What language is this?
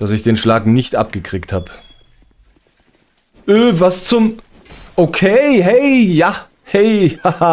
German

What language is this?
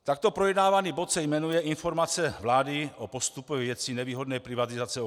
Czech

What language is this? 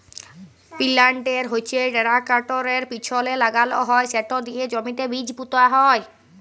Bangla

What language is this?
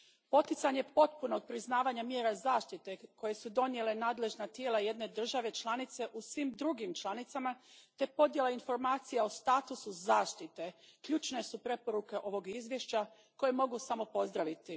Croatian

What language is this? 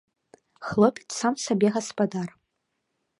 Belarusian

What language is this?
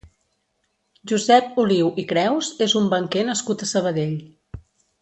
Catalan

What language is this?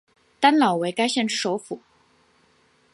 Chinese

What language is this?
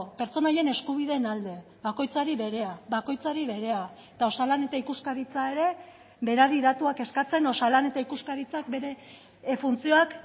Basque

